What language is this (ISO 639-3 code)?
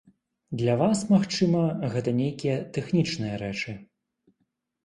bel